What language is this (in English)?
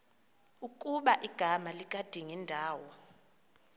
Xhosa